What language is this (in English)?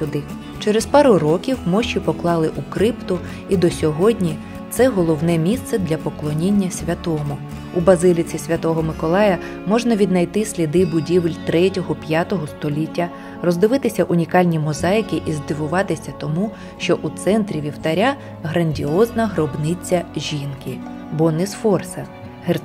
Ukrainian